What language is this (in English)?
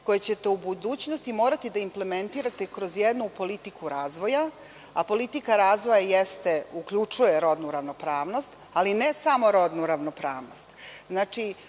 Serbian